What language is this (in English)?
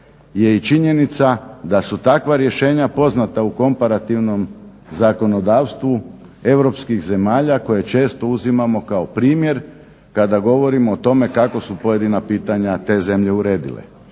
Croatian